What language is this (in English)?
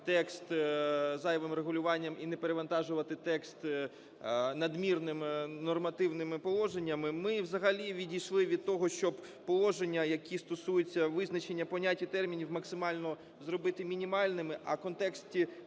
Ukrainian